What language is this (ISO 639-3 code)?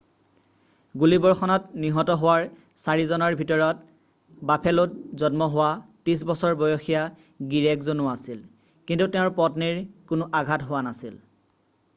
asm